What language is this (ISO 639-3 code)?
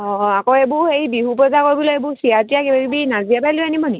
asm